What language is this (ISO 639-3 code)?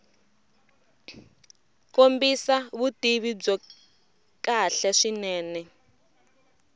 tso